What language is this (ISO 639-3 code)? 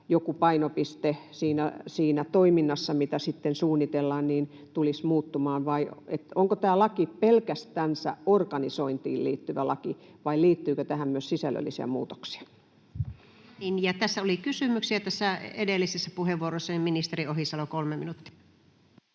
fin